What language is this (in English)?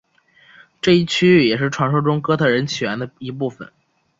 Chinese